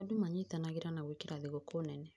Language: Kikuyu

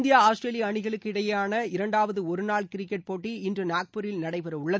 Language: Tamil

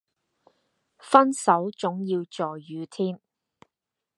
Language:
Cantonese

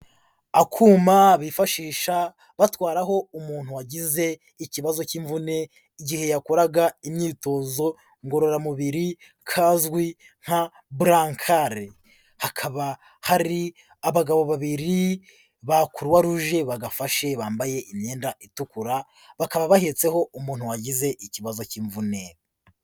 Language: Kinyarwanda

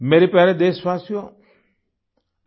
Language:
Hindi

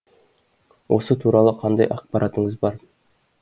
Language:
Kazakh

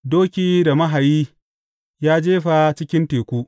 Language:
Hausa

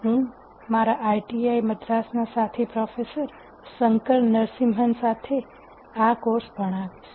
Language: Gujarati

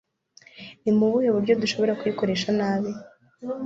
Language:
Kinyarwanda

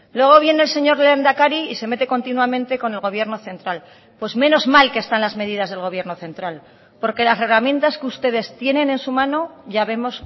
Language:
Spanish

